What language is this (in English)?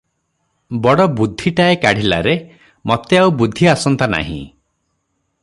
Odia